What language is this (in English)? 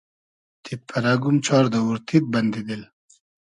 Hazaragi